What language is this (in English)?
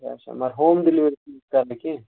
Kashmiri